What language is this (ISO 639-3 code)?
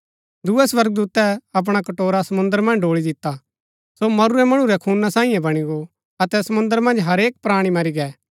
gbk